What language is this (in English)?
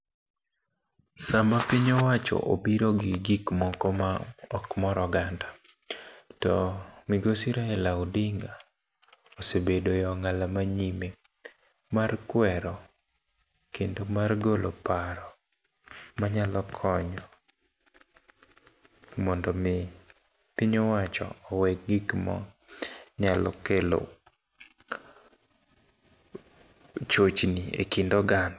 Luo (Kenya and Tanzania)